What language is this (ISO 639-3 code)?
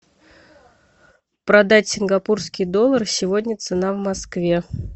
rus